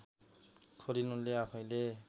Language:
Nepali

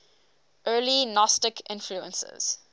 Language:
English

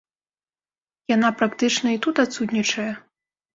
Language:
Belarusian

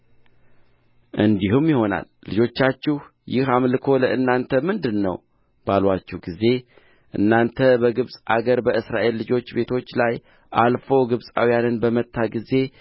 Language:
Amharic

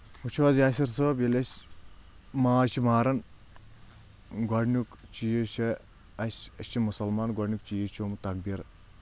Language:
Kashmiri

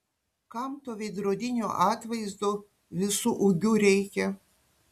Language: Lithuanian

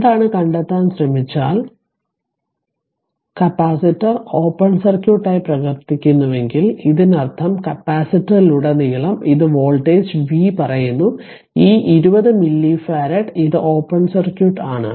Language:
Malayalam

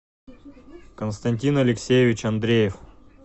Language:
Russian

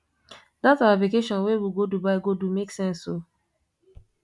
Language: Nigerian Pidgin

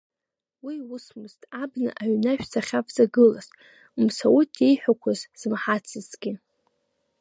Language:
Abkhazian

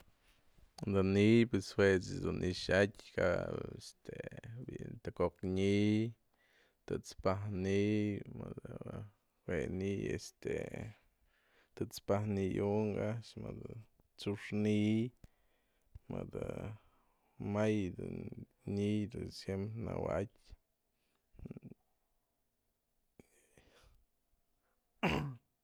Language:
Mazatlán Mixe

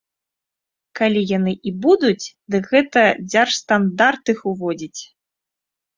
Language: Belarusian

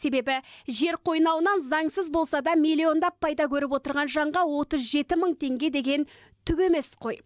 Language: Kazakh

